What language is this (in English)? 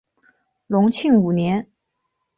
Chinese